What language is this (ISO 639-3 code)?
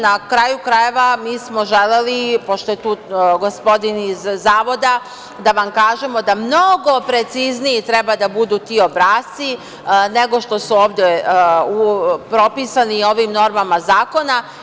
srp